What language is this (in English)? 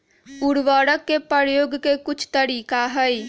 Magahi